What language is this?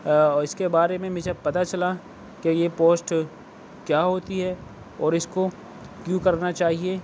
Urdu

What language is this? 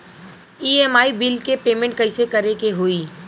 Bhojpuri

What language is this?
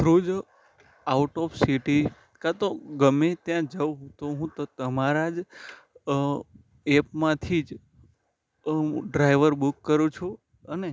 Gujarati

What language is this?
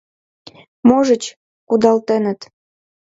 Mari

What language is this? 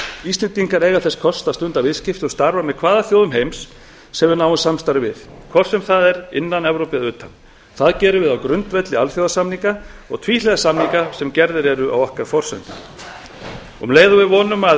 Icelandic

